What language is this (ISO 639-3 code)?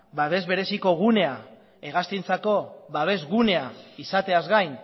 eus